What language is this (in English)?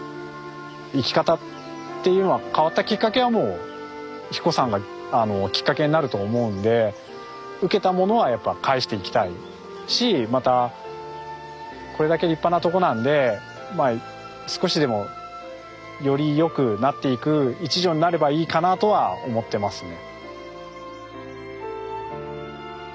Japanese